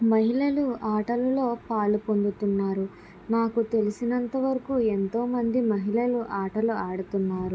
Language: Telugu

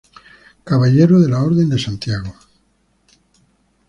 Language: Spanish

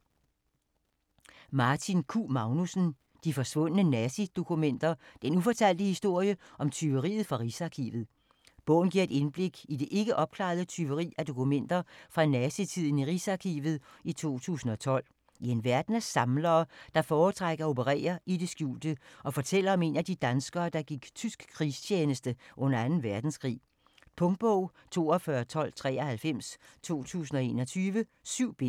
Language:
Danish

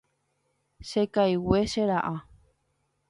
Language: Guarani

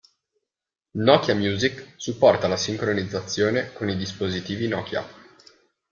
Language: Italian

